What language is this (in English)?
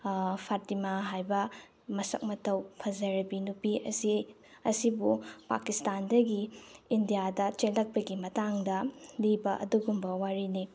Manipuri